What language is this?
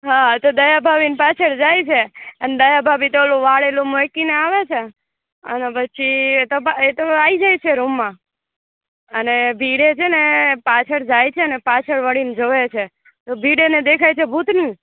Gujarati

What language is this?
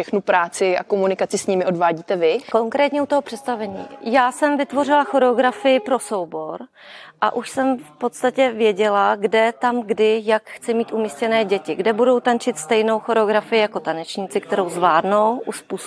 Czech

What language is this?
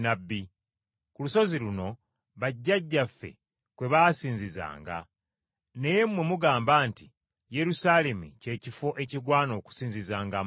Ganda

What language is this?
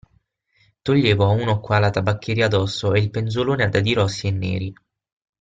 Italian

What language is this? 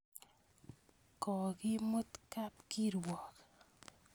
Kalenjin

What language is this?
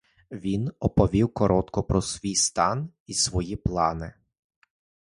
Ukrainian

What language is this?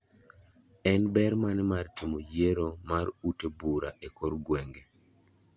Luo (Kenya and Tanzania)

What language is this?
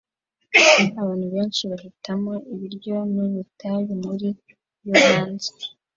Kinyarwanda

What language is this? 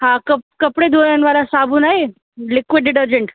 Sindhi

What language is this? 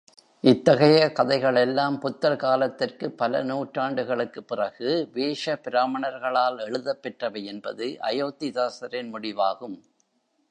Tamil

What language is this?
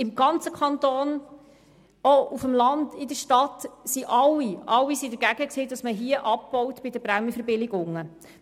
Swiss German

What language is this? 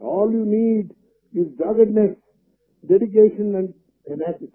Hindi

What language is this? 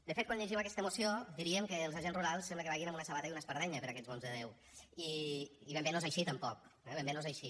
Catalan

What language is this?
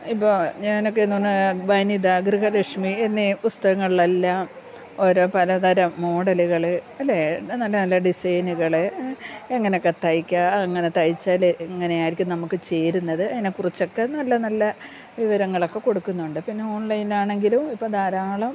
Malayalam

